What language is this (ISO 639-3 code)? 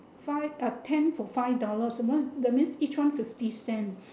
eng